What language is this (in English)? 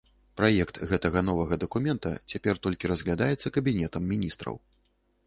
Belarusian